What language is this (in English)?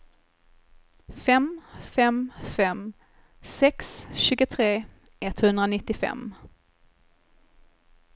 Swedish